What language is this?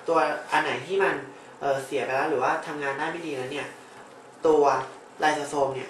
Thai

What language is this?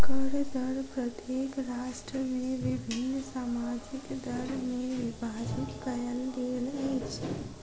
Maithili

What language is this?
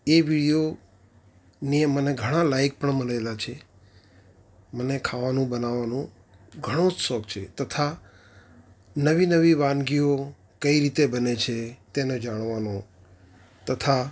Gujarati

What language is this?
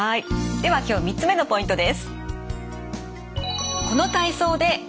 Japanese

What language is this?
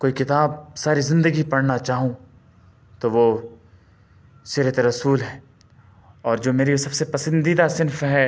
Urdu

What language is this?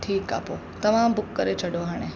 Sindhi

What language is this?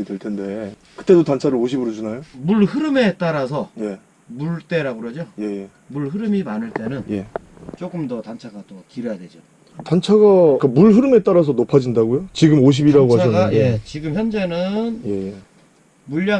Korean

